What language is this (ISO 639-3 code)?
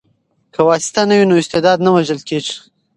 pus